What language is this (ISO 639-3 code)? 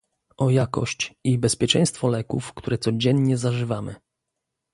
pol